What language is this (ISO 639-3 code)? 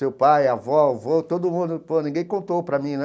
por